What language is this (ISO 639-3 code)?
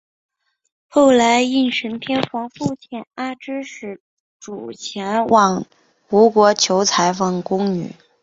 zho